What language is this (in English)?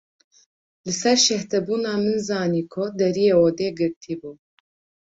Kurdish